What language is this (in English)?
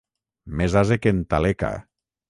Catalan